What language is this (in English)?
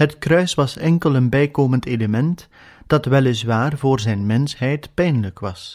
Dutch